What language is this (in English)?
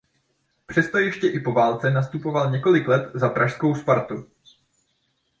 Czech